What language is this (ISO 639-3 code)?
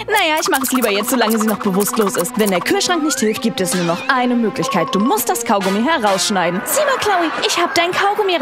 deu